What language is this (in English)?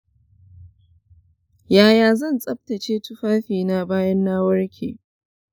Hausa